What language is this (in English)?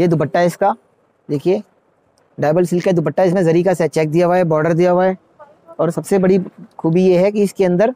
Hindi